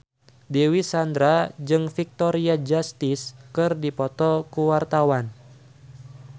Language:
Sundanese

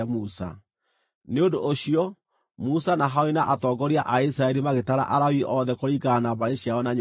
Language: Kikuyu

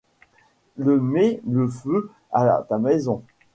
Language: French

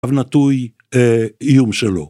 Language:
Hebrew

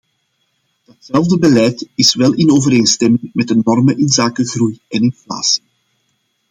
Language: Dutch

